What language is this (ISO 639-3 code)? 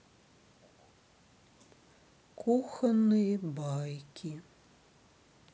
rus